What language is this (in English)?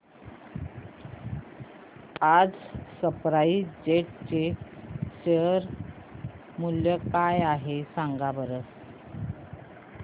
Marathi